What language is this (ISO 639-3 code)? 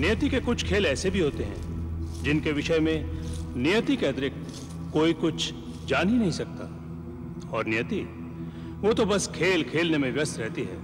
hin